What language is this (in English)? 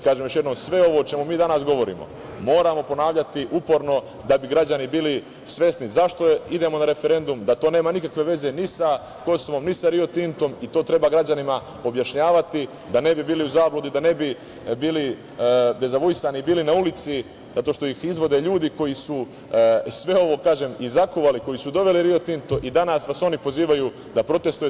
Serbian